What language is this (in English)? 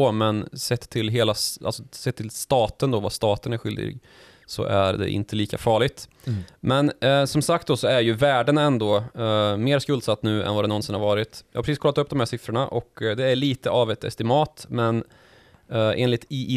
Swedish